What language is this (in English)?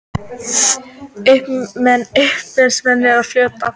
Icelandic